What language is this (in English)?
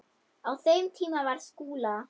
Icelandic